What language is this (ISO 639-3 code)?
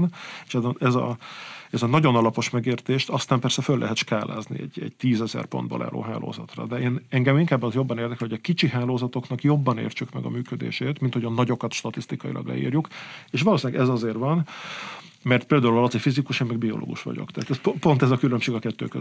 hun